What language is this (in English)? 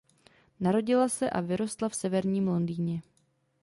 Czech